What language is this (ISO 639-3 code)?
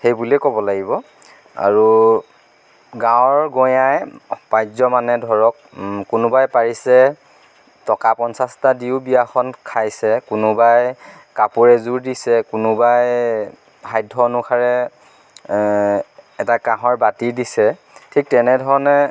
asm